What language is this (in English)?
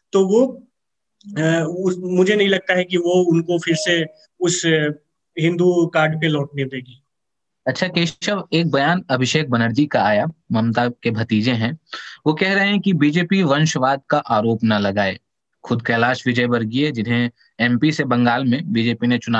Hindi